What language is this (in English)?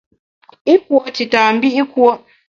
Bamun